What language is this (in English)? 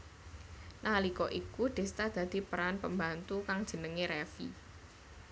Javanese